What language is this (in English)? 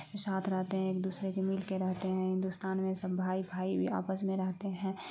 Urdu